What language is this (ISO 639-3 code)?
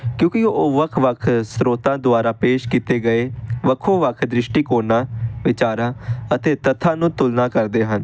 pan